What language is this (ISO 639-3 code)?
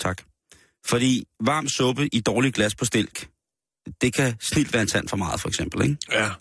dan